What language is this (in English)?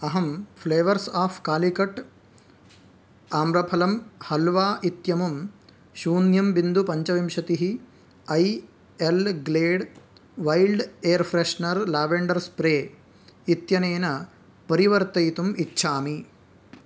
Sanskrit